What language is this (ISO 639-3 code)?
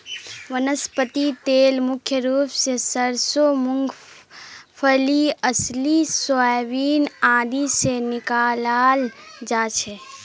mag